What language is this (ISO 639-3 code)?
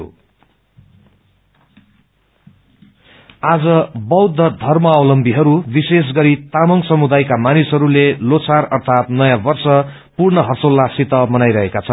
nep